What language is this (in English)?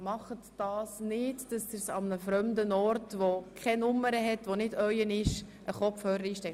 Swiss German